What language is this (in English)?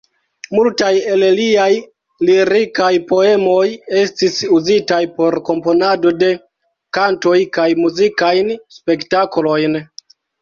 Esperanto